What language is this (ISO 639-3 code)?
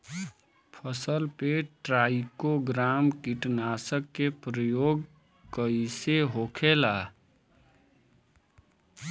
bho